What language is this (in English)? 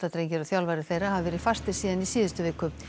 Icelandic